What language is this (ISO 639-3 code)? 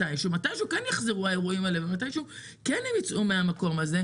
heb